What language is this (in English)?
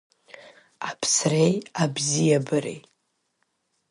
Abkhazian